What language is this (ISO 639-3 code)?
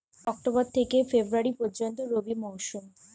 ben